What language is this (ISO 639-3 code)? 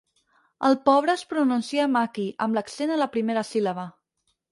cat